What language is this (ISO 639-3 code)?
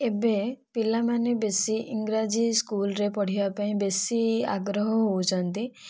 ori